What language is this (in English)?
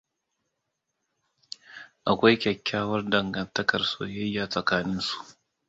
Hausa